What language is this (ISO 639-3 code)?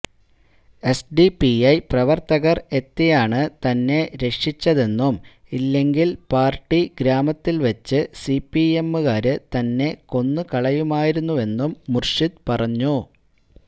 mal